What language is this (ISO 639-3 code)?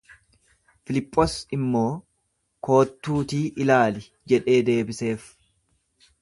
orm